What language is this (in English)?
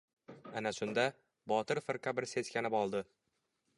Uzbek